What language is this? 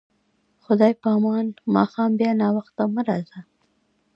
Pashto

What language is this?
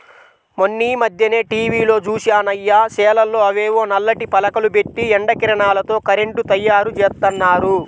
Telugu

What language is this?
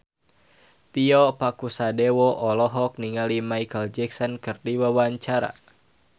Sundanese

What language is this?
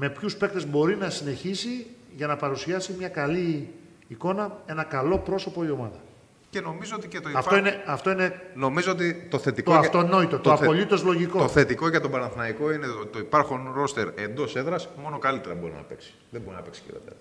Greek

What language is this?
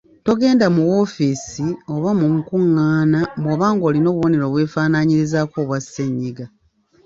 Ganda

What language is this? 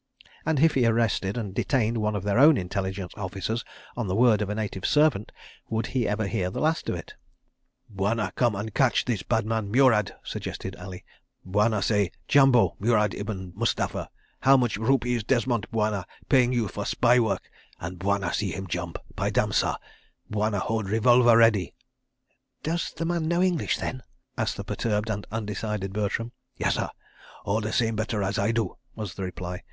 English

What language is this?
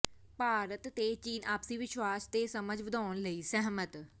Punjabi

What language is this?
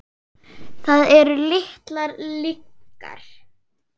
Icelandic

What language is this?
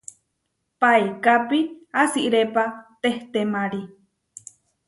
Huarijio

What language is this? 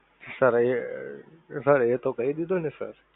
Gujarati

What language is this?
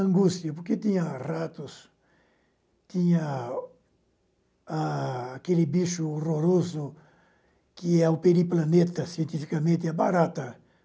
Portuguese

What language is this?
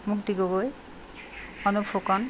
Assamese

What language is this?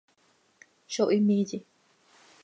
Seri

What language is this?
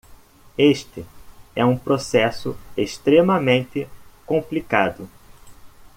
Portuguese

